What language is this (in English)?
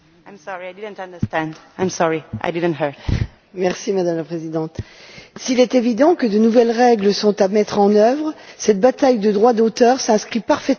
French